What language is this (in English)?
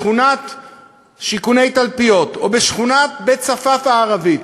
Hebrew